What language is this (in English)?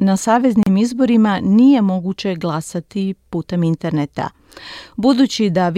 Croatian